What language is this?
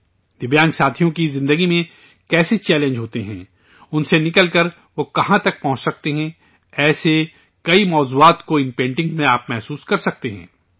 Urdu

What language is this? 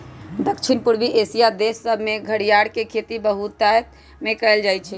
Magahi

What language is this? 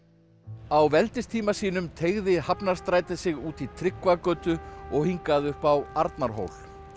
Icelandic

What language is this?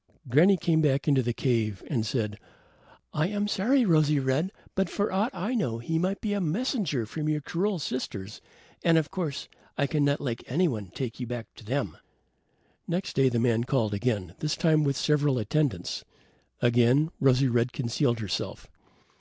English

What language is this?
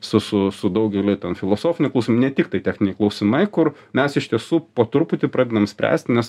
Lithuanian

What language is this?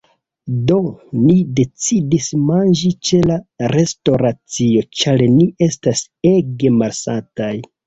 Esperanto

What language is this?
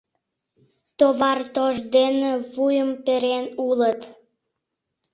Mari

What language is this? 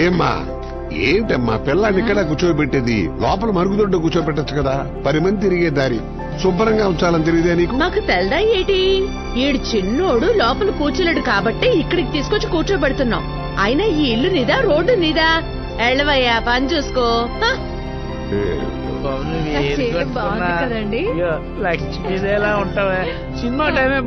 Telugu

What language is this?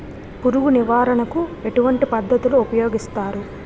Telugu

